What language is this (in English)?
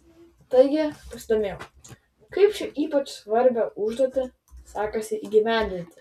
Lithuanian